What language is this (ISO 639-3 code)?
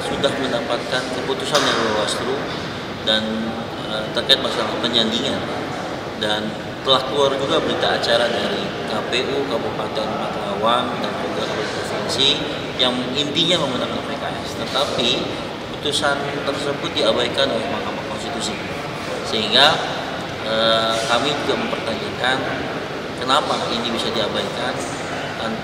ind